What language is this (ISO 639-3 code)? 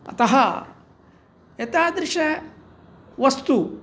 san